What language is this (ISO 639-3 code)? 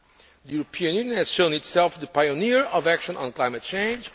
eng